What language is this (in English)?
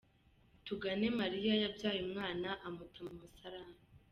Kinyarwanda